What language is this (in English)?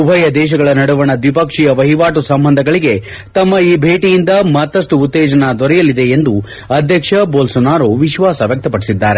Kannada